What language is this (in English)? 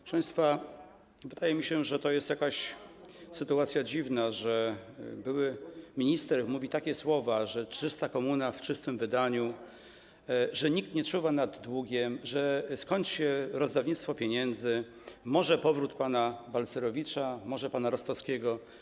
Polish